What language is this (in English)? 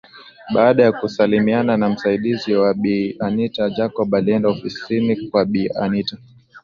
Swahili